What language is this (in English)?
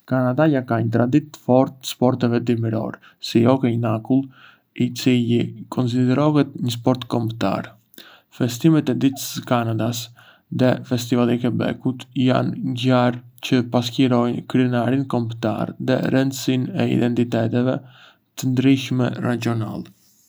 Arbëreshë Albanian